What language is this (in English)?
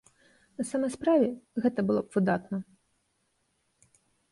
Belarusian